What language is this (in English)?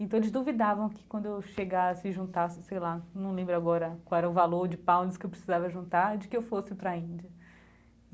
Portuguese